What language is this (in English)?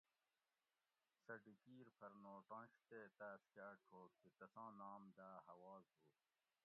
Gawri